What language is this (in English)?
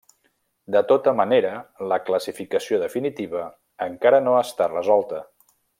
Catalan